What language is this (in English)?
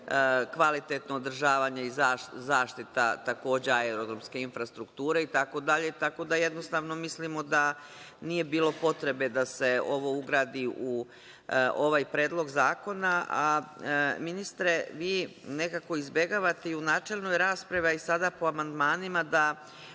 Serbian